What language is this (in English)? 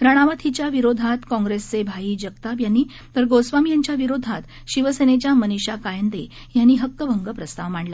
Marathi